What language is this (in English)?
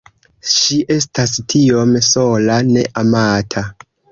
Esperanto